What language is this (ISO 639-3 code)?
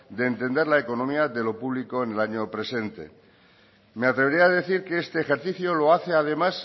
spa